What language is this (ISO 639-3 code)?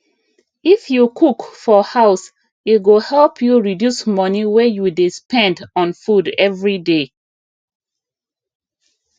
pcm